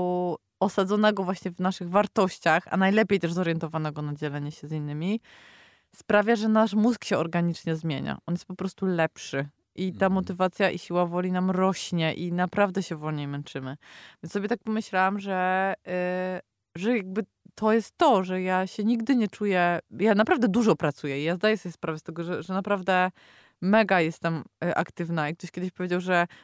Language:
Polish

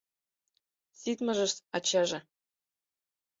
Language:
Mari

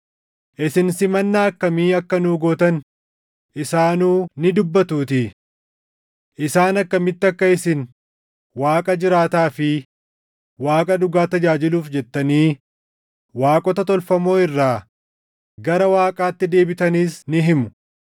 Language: Oromo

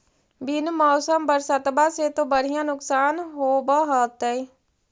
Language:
Magahi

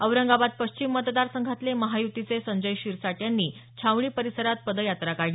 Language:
Marathi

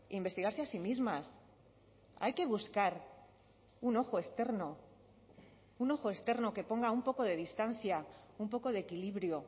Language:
Spanish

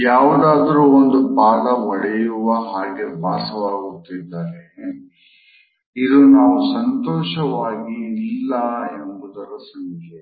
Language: Kannada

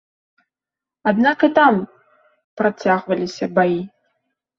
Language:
Belarusian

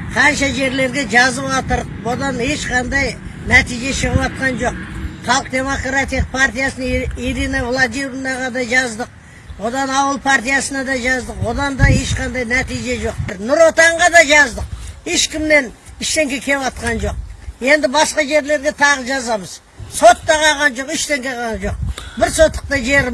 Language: Kazakh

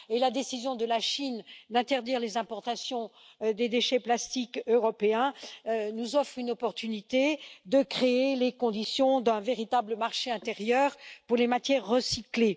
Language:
French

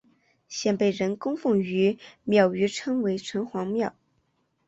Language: Chinese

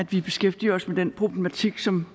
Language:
Danish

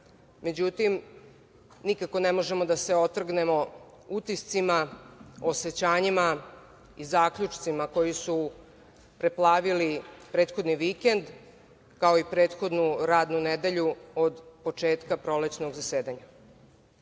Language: Serbian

